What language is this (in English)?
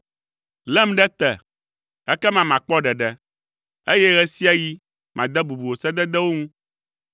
Ewe